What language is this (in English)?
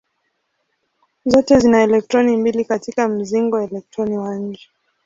Swahili